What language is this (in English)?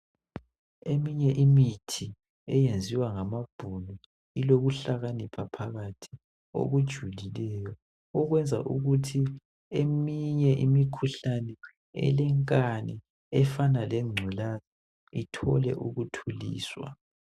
North Ndebele